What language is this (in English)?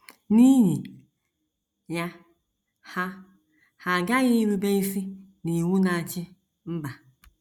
Igbo